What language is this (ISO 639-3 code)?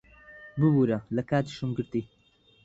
ckb